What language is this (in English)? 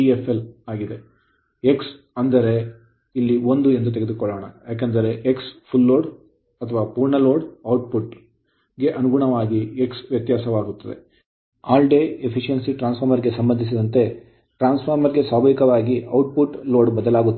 Kannada